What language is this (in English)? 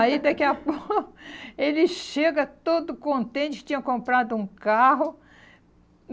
Portuguese